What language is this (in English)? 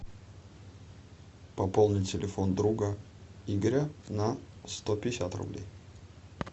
Russian